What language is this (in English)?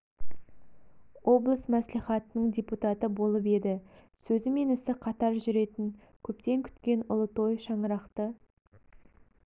Kazakh